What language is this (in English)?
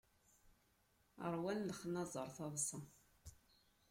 Kabyle